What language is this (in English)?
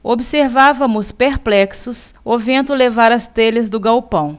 Portuguese